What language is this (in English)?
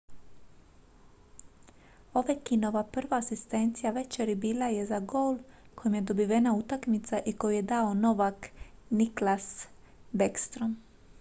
Croatian